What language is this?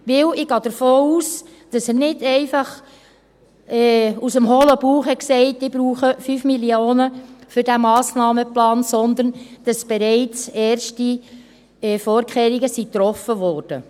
Swiss German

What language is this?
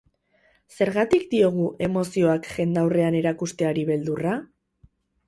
Basque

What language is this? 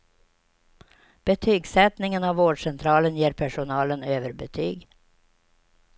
Swedish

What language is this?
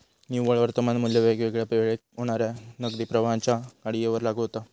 Marathi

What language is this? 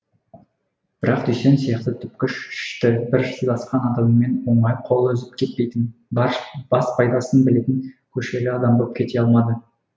Kazakh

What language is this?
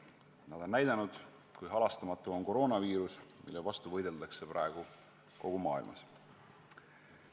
Estonian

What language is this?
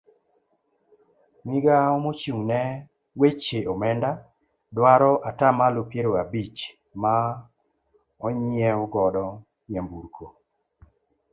Luo (Kenya and Tanzania)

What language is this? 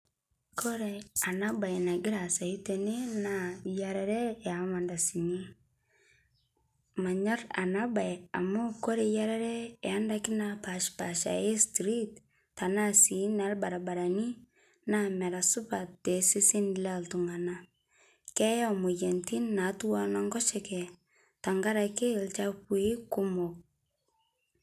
Masai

